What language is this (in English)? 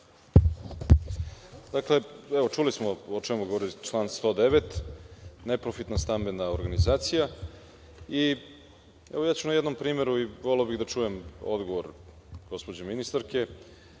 Serbian